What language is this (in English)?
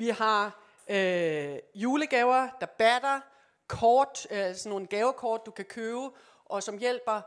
Danish